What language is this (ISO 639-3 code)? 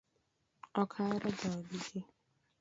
luo